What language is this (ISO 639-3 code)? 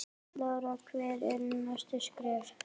isl